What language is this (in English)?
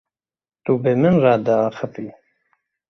Kurdish